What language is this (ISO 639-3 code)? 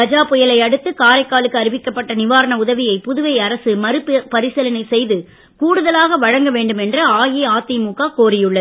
tam